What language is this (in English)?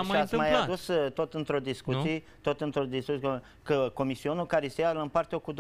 Romanian